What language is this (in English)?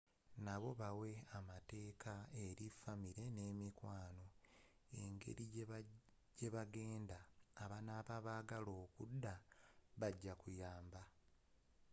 Ganda